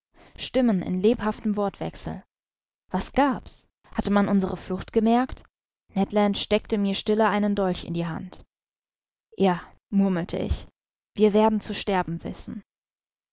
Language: German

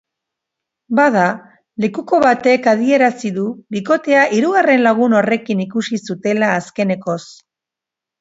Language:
Basque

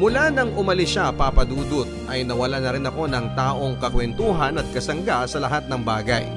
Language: Filipino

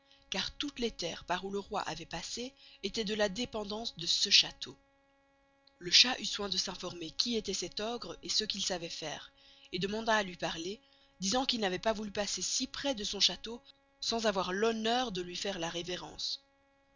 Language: French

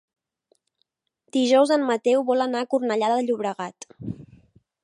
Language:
Catalan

